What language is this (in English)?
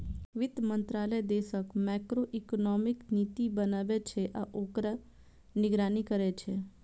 Maithili